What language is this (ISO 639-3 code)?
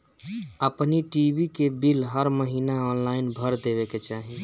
bho